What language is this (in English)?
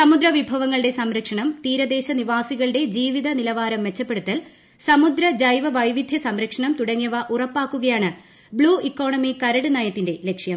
Malayalam